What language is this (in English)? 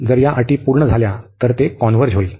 Marathi